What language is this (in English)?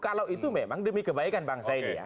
Indonesian